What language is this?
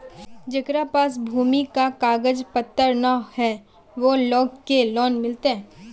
Magahi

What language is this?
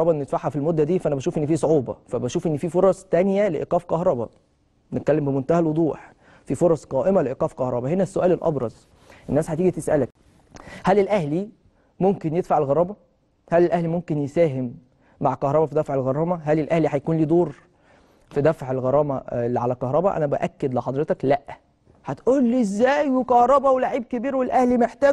Arabic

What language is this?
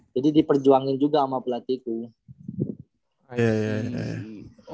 Indonesian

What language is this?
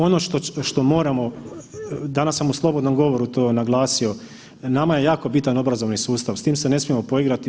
Croatian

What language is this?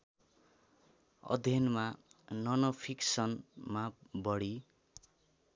Nepali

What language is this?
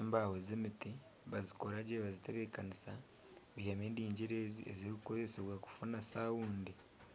Nyankole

